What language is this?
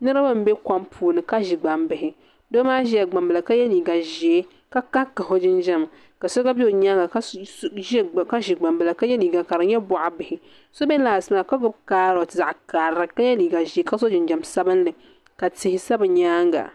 Dagbani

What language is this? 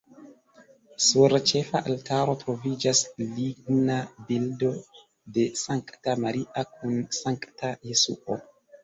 Esperanto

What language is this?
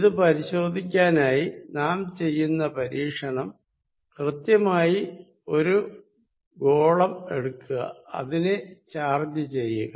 Malayalam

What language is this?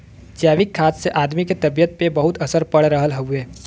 Bhojpuri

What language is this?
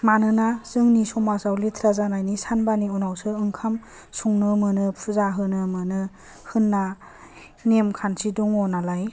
Bodo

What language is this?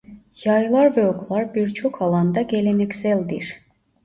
Turkish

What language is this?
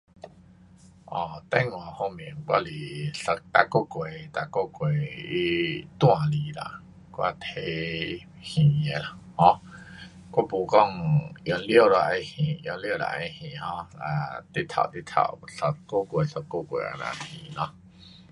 Pu-Xian Chinese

